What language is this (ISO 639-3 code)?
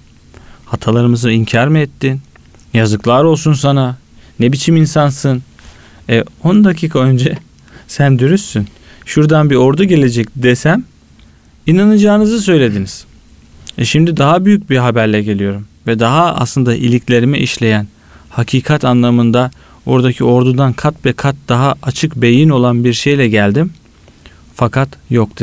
tur